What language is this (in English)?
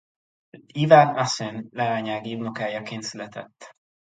Hungarian